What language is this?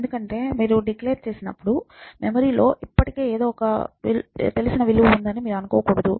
Telugu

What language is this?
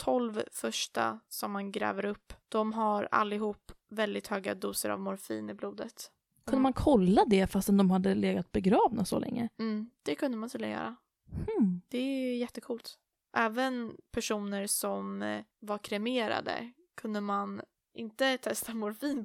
Swedish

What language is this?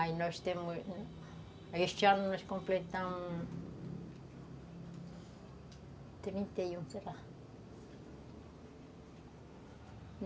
Portuguese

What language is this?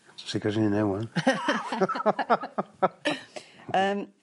Welsh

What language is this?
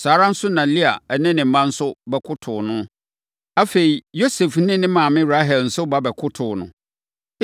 Akan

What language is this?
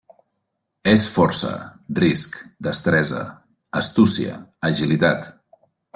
Catalan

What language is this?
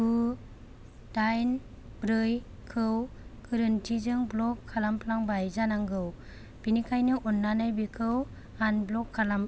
Bodo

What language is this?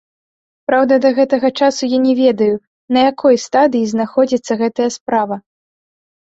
Belarusian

